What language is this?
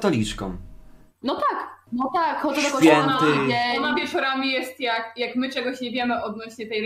Polish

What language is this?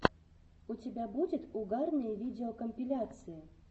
Russian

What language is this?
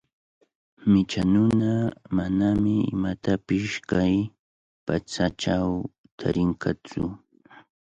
Cajatambo North Lima Quechua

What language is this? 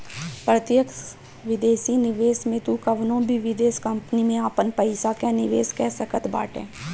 Bhojpuri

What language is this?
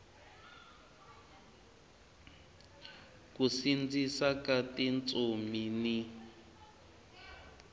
Tsonga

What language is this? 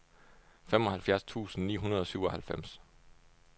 Danish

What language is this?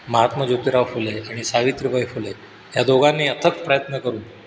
Marathi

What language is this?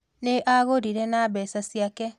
Kikuyu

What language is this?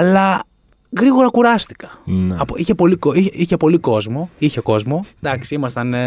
Greek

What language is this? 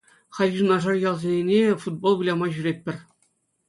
Chuvash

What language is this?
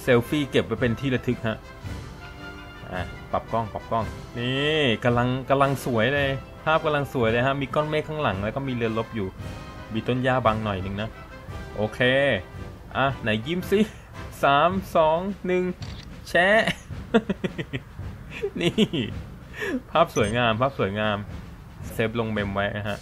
Thai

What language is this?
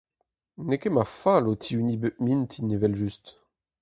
Breton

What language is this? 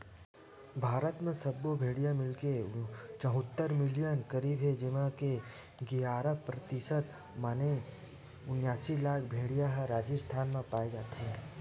Chhattisgarhi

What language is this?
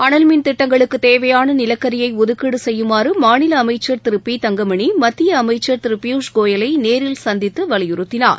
Tamil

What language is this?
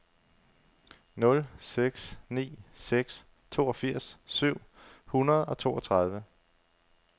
Danish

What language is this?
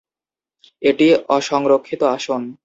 Bangla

